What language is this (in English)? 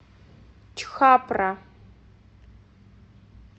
Russian